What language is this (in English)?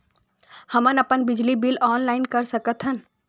Chhattisgarhi